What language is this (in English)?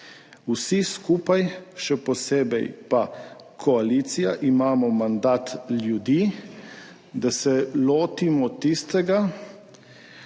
Slovenian